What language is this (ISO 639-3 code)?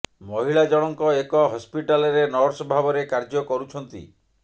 ori